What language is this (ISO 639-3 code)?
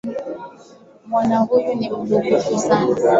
swa